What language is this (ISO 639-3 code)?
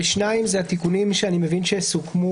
heb